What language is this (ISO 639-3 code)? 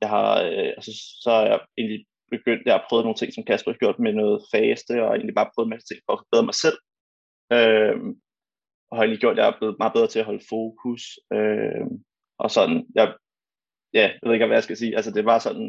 dan